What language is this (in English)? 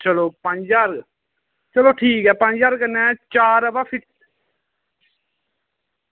Dogri